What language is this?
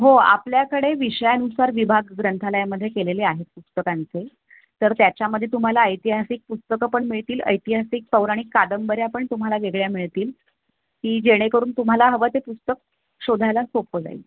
Marathi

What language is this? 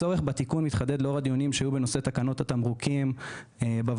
Hebrew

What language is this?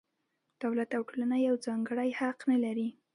Pashto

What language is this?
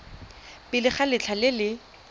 Tswana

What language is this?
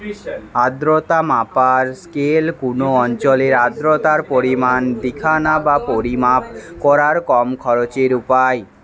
Bangla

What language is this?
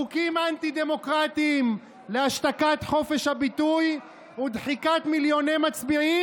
Hebrew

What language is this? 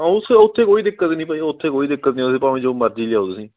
Punjabi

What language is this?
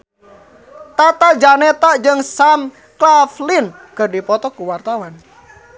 Sundanese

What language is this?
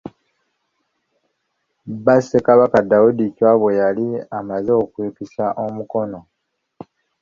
Ganda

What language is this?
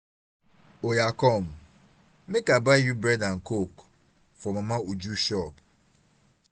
Nigerian Pidgin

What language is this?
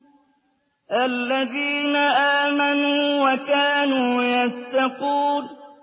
Arabic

